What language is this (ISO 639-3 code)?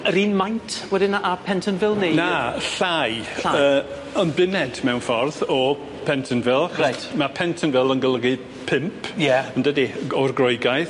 cym